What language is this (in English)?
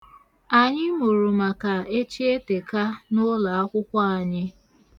Igbo